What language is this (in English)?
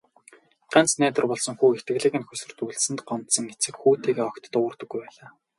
Mongolian